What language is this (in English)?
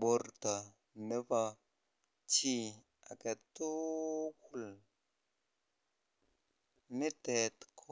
Kalenjin